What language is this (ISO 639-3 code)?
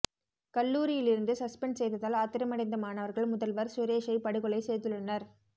tam